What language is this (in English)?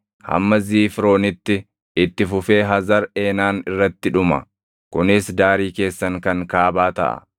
Oromo